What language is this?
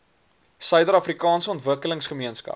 Afrikaans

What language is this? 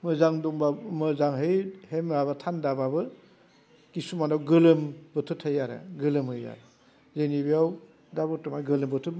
Bodo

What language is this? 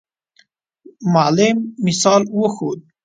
Pashto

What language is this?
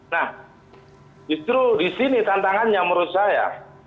Indonesian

